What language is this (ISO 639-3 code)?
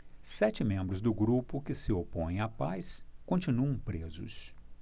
por